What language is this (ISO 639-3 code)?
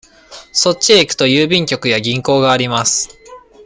jpn